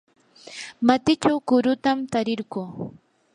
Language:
Yanahuanca Pasco Quechua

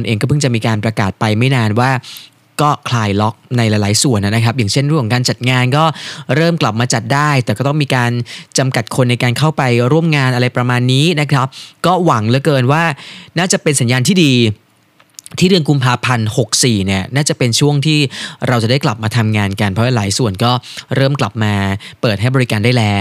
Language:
Thai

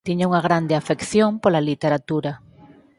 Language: Galician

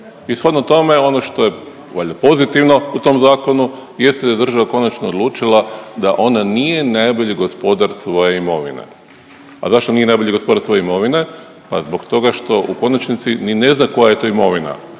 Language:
Croatian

